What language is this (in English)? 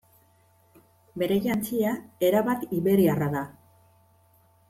Basque